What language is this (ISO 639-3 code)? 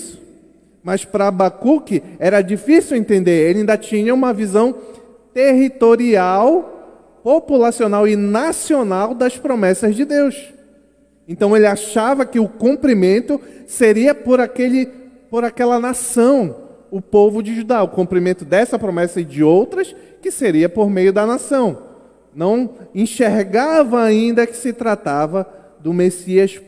por